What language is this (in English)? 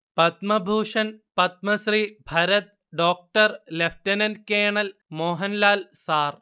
Malayalam